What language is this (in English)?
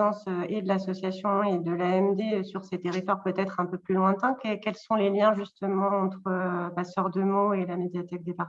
French